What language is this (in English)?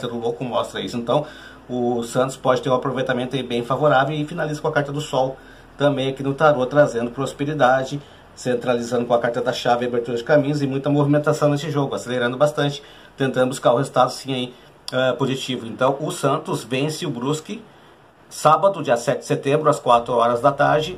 Portuguese